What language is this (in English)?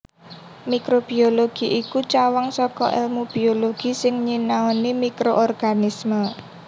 Javanese